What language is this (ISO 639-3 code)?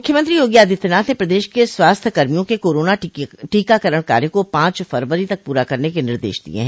hin